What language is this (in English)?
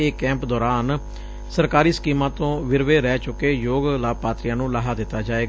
Punjabi